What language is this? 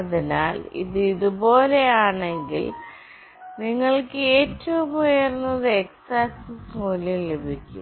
Malayalam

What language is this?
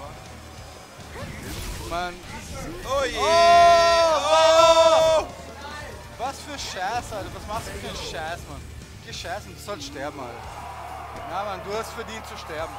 German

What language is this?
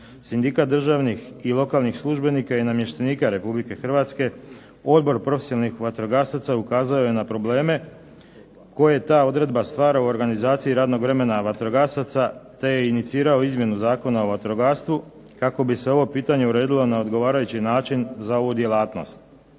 Croatian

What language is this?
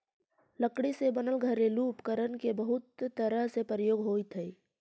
Magahi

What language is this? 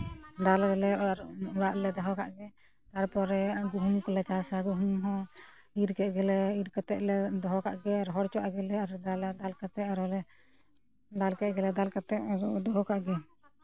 Santali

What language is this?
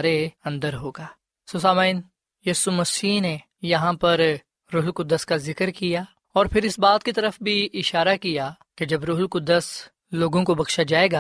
Urdu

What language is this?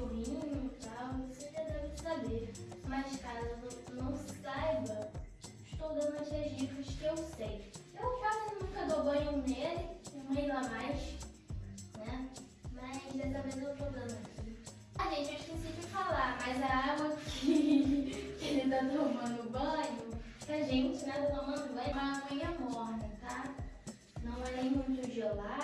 Portuguese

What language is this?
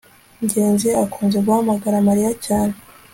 Kinyarwanda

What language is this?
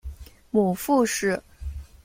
Chinese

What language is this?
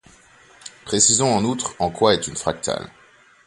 French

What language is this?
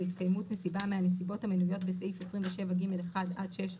Hebrew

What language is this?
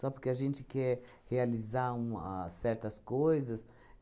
Portuguese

